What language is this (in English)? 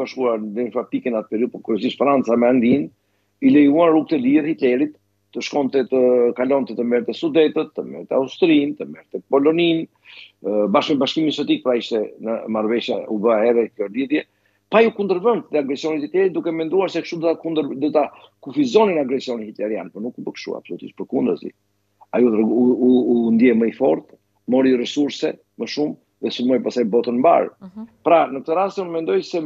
Romanian